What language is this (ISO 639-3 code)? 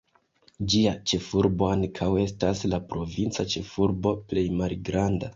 epo